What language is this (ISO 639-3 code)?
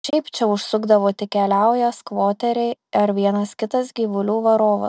lit